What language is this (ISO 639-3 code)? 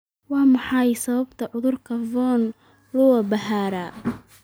som